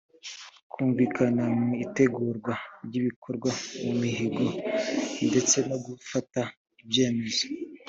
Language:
Kinyarwanda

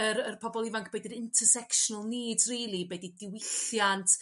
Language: Welsh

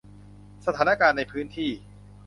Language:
Thai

